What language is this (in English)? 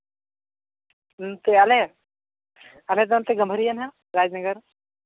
Santali